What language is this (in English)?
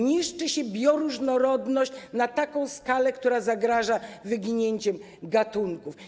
Polish